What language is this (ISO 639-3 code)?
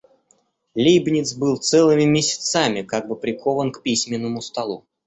rus